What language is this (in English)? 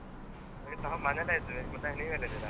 Kannada